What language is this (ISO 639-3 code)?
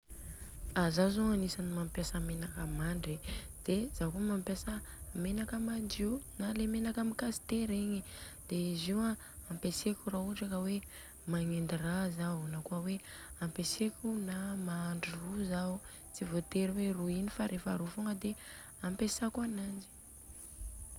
bzc